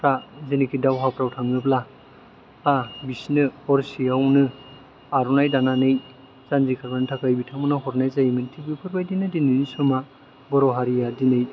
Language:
Bodo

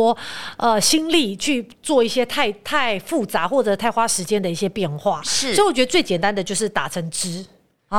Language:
Chinese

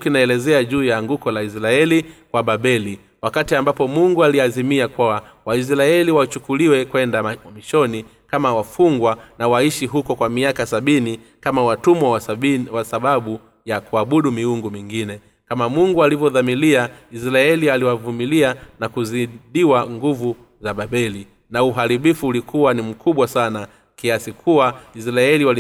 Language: Swahili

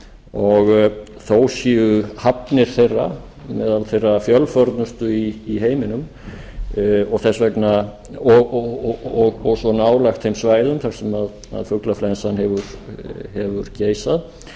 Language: Icelandic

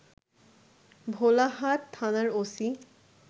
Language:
Bangla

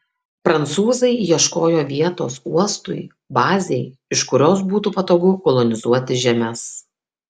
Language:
Lithuanian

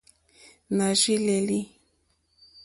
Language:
Mokpwe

